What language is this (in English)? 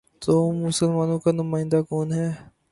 Urdu